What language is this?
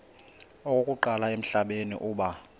Xhosa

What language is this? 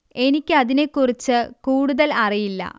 Malayalam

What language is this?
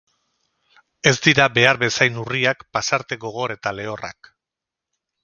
Basque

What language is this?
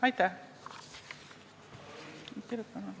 Estonian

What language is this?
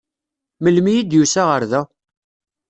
Kabyle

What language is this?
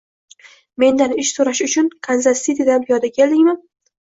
Uzbek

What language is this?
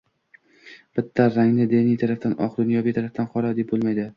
Uzbek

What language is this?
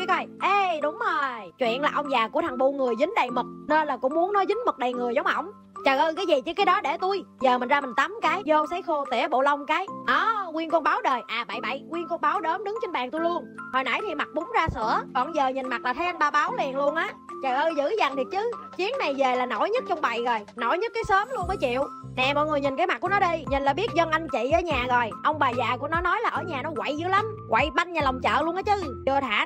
Vietnamese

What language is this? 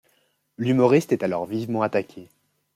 French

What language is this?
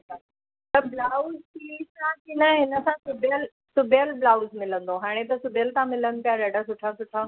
Sindhi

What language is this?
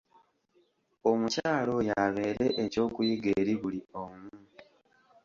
Ganda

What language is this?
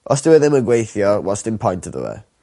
Welsh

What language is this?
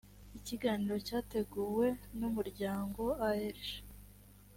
Kinyarwanda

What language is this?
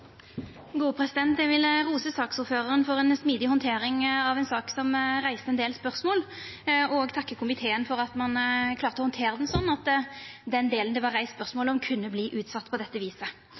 Norwegian Nynorsk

